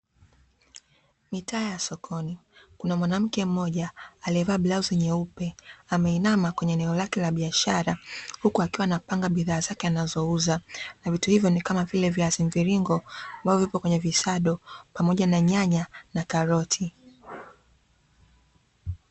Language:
Swahili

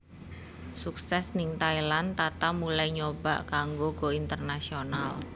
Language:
Javanese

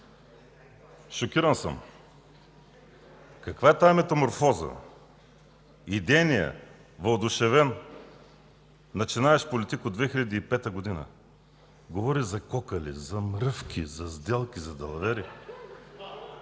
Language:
Bulgarian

